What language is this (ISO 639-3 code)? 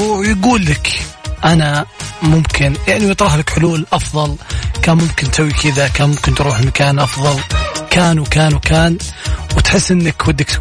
ara